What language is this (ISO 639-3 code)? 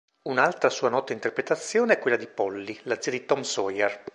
ita